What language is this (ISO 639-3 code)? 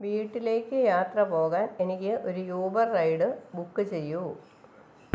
mal